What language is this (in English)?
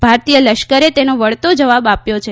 Gujarati